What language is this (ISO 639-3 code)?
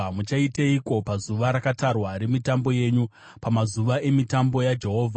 sna